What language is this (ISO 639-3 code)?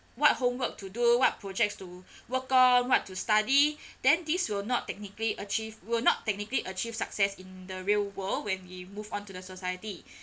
eng